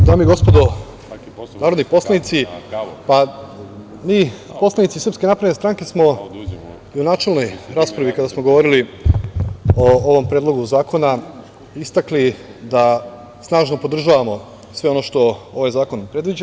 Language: Serbian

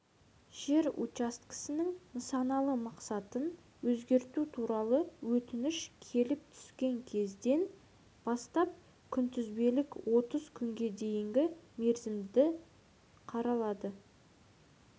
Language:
Kazakh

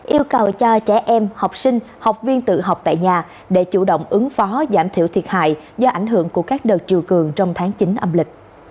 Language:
Vietnamese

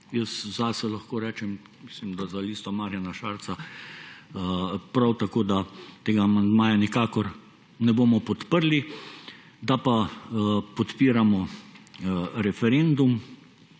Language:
Slovenian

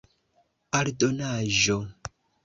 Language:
Esperanto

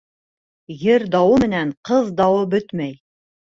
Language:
Bashkir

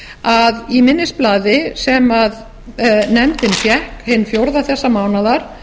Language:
Icelandic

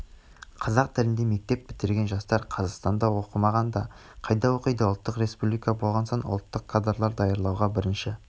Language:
Kazakh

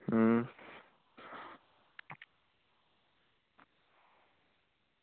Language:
Dogri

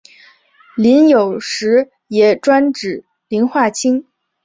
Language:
Chinese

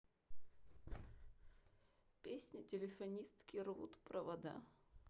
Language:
Russian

